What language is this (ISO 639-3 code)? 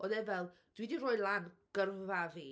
cym